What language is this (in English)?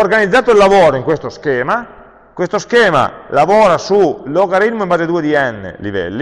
Italian